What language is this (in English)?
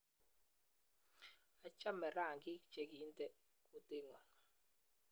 Kalenjin